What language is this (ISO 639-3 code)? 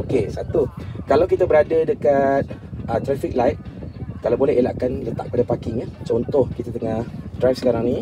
msa